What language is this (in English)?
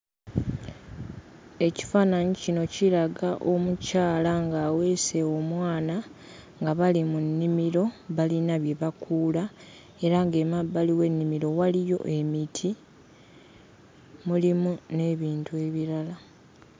Ganda